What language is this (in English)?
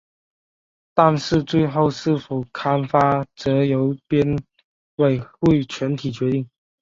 Chinese